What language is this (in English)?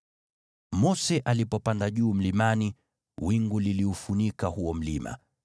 Swahili